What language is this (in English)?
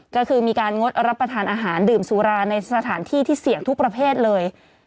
Thai